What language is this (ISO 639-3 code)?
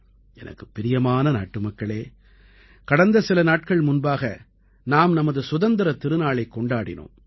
tam